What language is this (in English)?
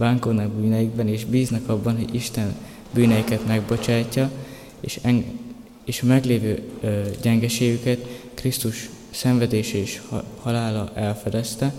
Hungarian